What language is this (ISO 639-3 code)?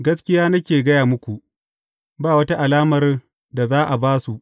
hau